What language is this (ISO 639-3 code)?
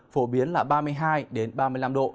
vie